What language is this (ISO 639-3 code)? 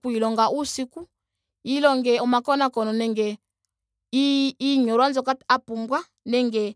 ndo